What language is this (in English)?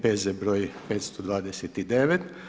Croatian